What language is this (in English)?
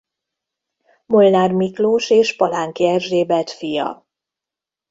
Hungarian